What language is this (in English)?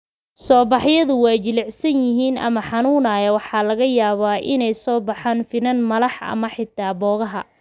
Somali